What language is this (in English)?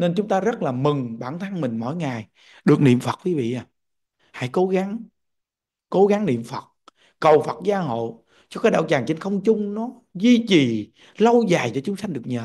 Vietnamese